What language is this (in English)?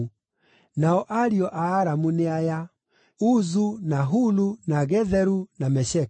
Kikuyu